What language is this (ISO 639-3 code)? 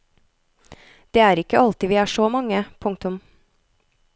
nor